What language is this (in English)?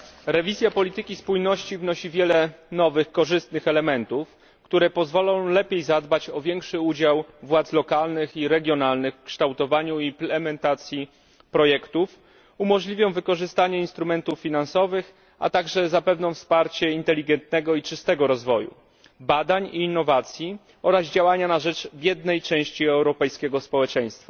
Polish